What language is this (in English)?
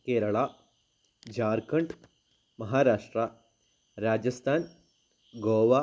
Malayalam